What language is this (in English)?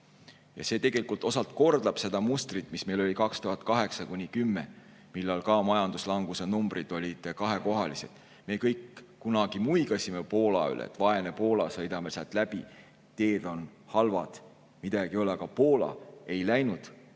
Estonian